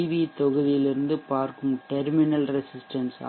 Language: Tamil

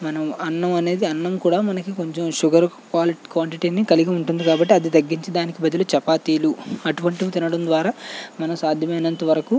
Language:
Telugu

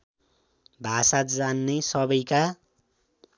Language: Nepali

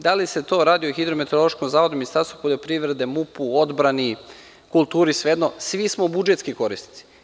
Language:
Serbian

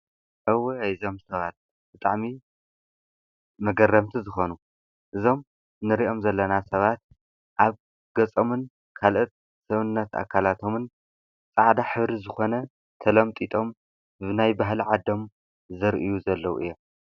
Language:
Tigrinya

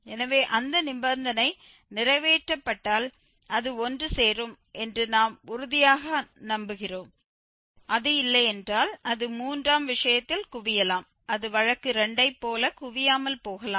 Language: Tamil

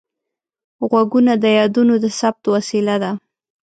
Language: Pashto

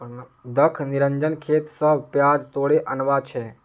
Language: Magahi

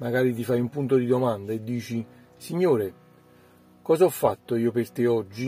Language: Italian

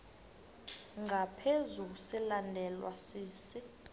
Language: Xhosa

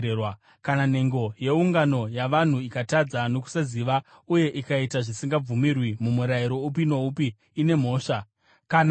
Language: Shona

